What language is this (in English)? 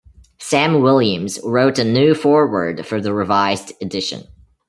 English